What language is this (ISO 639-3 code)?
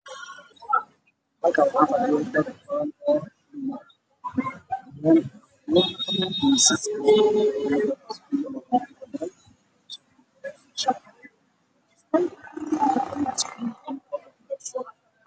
som